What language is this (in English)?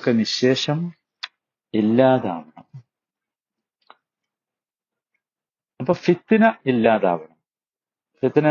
Malayalam